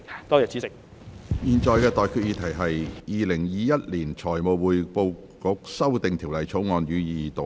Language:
Cantonese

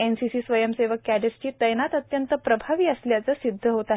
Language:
Marathi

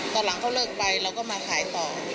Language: Thai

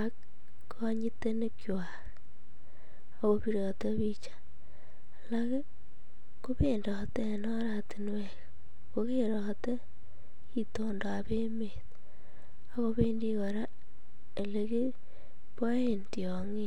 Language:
Kalenjin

